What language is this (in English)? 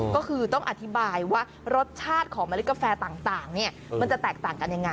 Thai